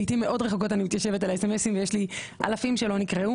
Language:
Hebrew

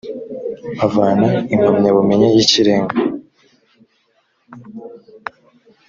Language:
Kinyarwanda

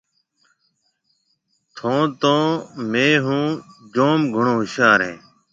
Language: Marwari (Pakistan)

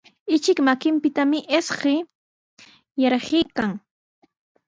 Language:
Sihuas Ancash Quechua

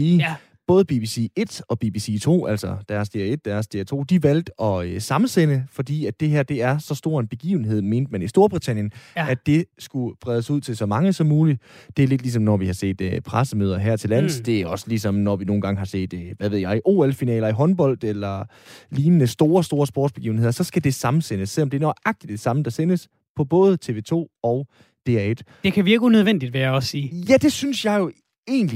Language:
Danish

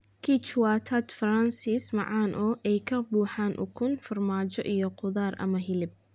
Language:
Somali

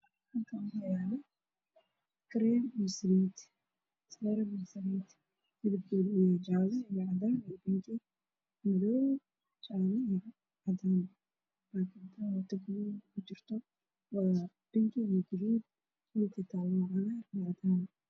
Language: Somali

